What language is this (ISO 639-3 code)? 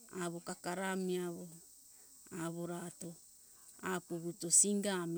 hkk